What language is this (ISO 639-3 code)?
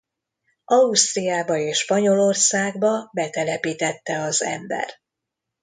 hun